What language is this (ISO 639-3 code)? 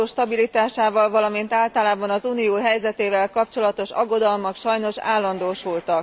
hun